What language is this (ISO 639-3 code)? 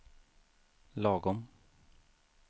swe